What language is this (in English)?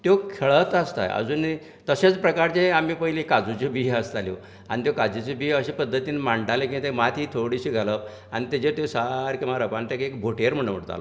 Konkani